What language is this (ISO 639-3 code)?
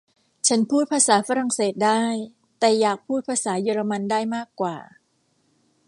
tha